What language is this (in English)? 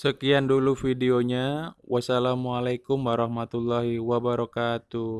Indonesian